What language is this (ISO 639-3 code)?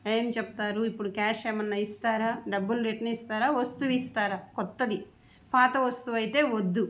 tel